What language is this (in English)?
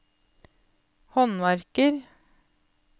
Norwegian